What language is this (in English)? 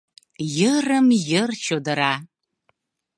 Mari